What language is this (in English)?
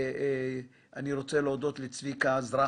Hebrew